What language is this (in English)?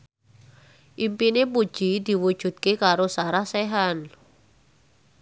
Javanese